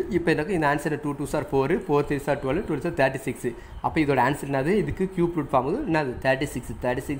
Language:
Thai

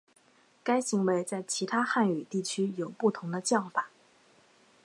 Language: Chinese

